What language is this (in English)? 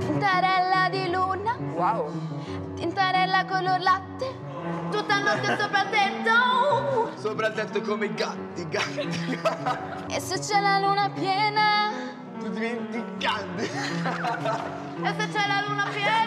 Italian